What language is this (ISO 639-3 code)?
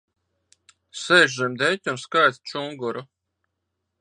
lav